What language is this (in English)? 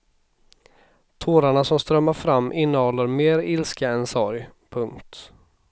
Swedish